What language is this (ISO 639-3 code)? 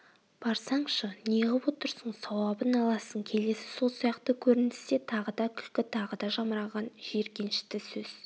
kaz